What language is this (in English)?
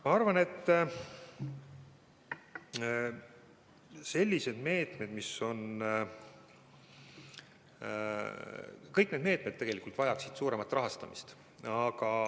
Estonian